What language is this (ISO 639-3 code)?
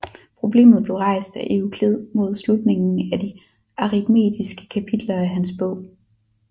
dan